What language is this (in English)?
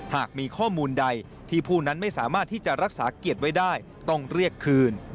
Thai